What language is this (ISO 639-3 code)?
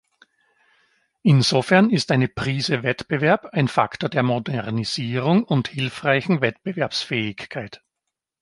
deu